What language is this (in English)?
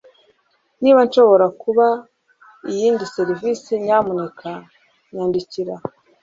Kinyarwanda